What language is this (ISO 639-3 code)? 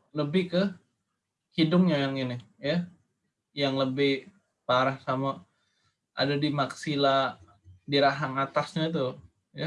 ind